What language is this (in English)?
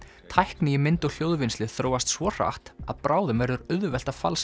Icelandic